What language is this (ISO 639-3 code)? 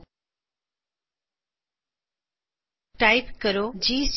pan